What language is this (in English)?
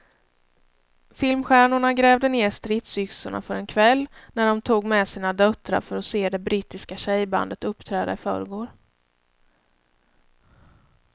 Swedish